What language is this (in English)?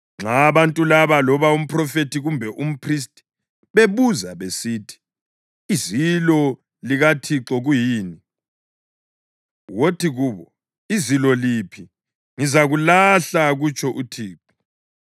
North Ndebele